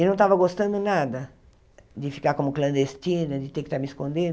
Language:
Portuguese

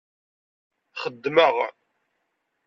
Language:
Kabyle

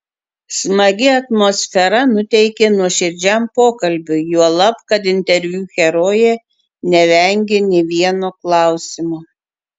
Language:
Lithuanian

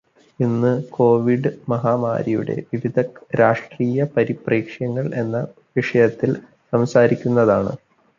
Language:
Malayalam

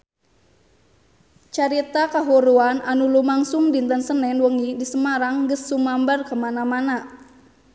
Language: Sundanese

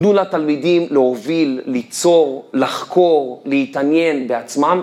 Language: Hebrew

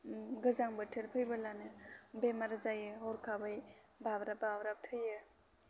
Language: Bodo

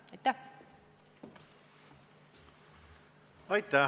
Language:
Estonian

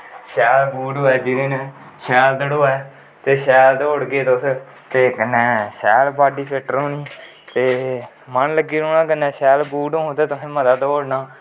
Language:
Dogri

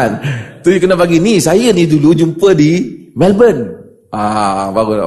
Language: Malay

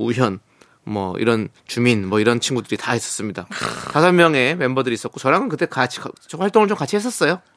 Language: Korean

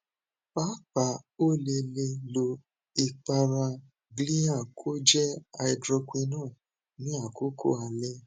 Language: Yoruba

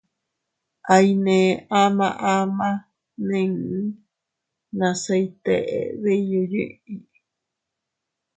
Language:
Teutila Cuicatec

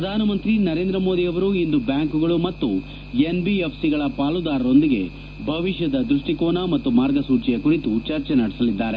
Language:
Kannada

